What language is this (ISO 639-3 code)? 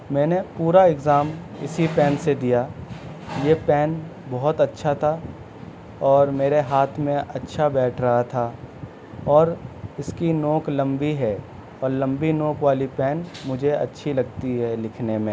urd